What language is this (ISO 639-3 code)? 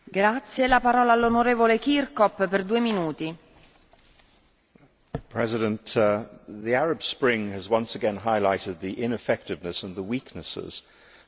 eng